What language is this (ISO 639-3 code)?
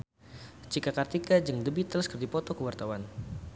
sun